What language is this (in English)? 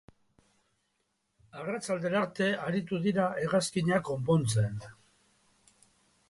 Basque